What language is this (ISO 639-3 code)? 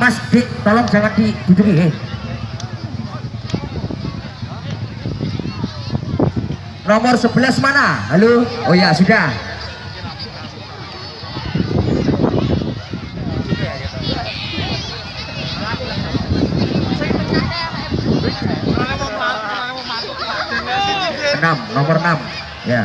ind